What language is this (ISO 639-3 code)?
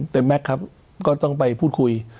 tha